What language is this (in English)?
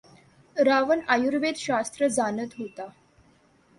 Marathi